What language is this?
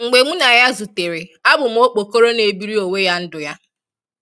Igbo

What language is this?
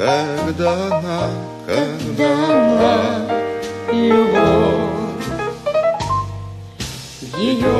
Russian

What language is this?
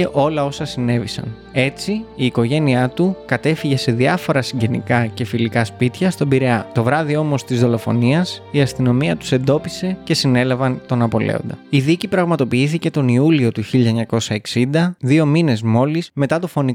Greek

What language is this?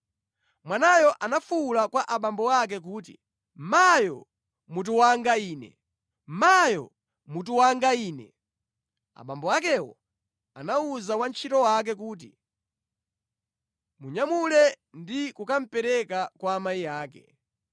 Nyanja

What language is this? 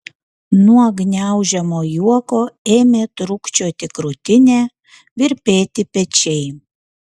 Lithuanian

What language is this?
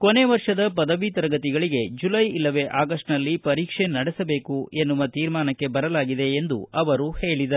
Kannada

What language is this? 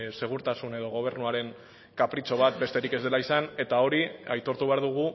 Basque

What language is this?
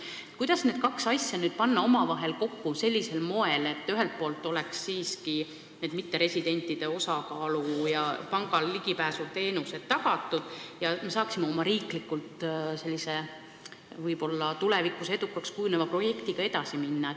Estonian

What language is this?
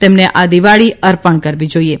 Gujarati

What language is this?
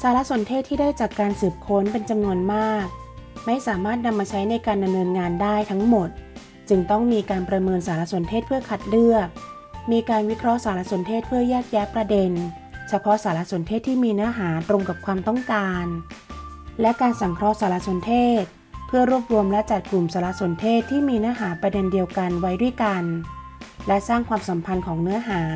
Thai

